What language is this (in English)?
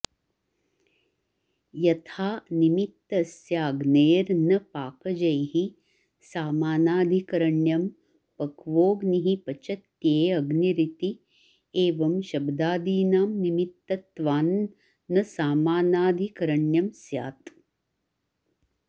Sanskrit